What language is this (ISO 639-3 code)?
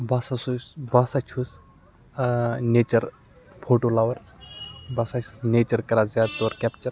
kas